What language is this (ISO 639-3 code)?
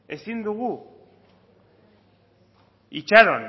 eus